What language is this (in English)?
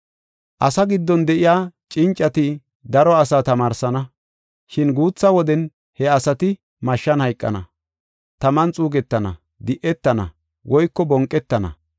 Gofa